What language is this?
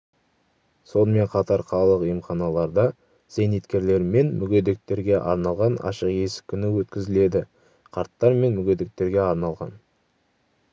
Kazakh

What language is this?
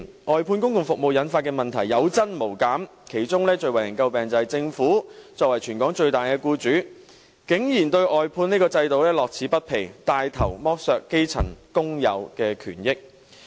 Cantonese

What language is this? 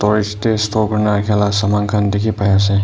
Naga Pidgin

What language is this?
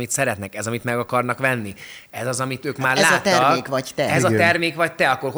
Hungarian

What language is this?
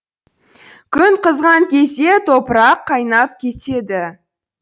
Kazakh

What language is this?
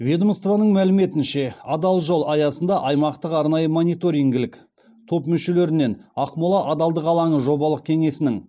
Kazakh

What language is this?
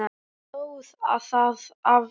Icelandic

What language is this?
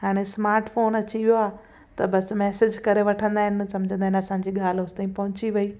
Sindhi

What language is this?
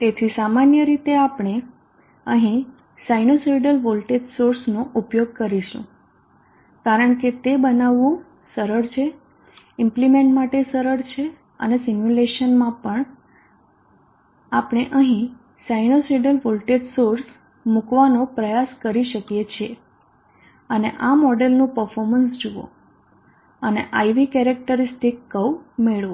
Gujarati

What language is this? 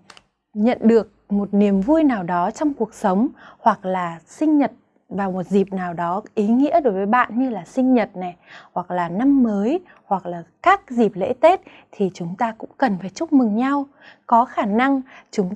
Vietnamese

